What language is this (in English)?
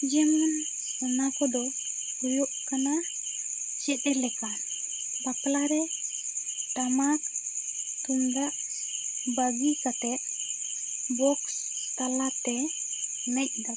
Santali